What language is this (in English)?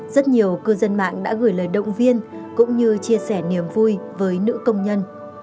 Vietnamese